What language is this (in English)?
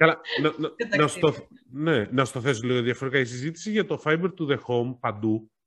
Greek